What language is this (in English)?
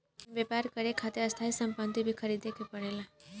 Bhojpuri